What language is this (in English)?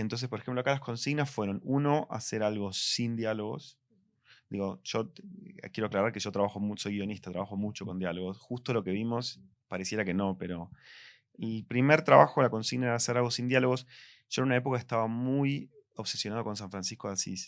Spanish